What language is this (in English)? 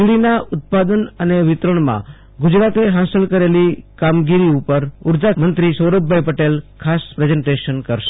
Gujarati